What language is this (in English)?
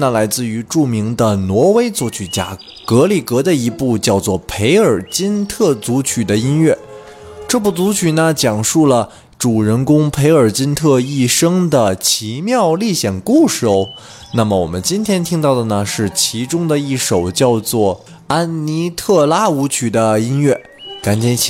Chinese